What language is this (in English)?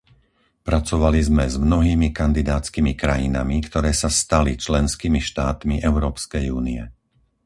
Slovak